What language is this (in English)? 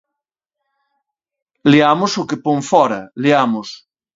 Galician